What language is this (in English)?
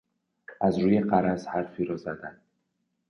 Persian